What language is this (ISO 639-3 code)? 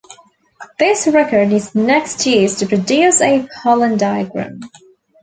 eng